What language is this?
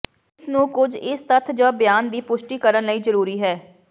Punjabi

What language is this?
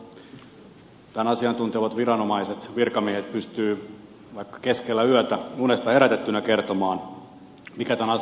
Finnish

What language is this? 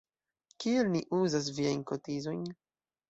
Esperanto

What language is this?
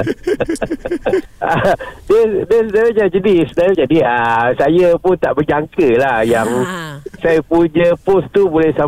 Malay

